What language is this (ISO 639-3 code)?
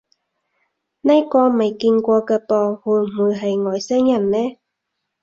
yue